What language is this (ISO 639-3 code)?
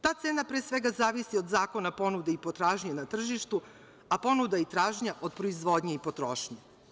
srp